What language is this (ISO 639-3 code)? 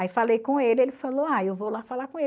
por